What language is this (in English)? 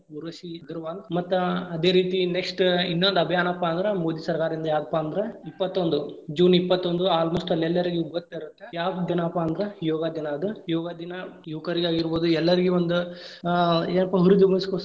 Kannada